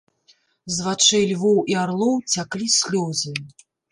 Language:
Belarusian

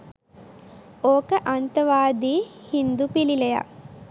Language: Sinhala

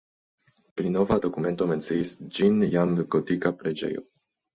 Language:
Esperanto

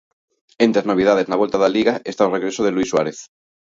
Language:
Galician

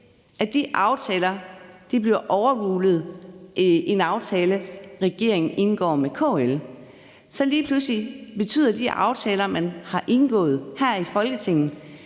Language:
Danish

